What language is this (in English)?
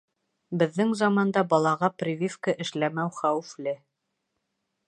Bashkir